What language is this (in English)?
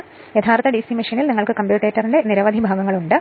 Malayalam